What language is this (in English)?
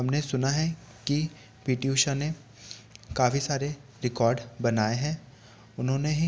Hindi